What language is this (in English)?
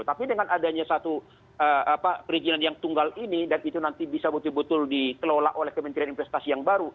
Indonesian